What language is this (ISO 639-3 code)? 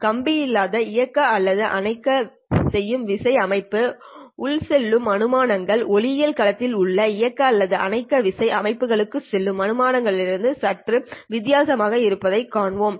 tam